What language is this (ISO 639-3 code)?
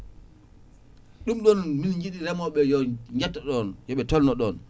ful